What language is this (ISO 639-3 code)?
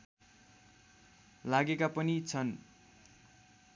nep